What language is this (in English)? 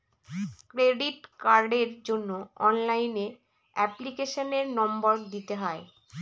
Bangla